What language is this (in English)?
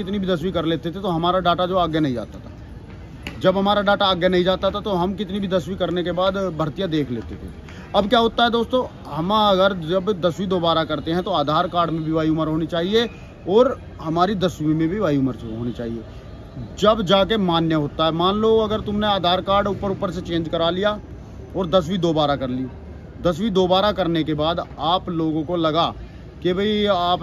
Hindi